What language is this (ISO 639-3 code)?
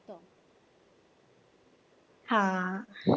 mar